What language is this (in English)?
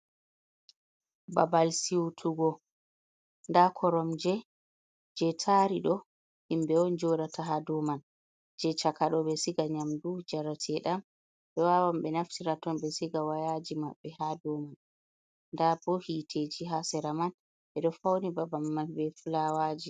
Fula